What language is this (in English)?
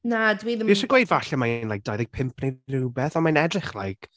Welsh